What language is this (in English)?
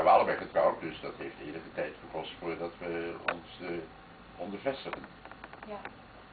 Dutch